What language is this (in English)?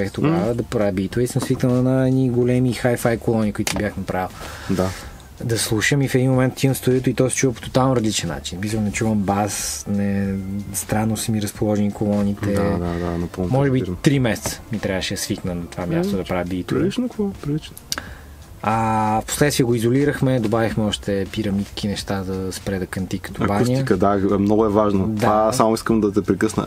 Bulgarian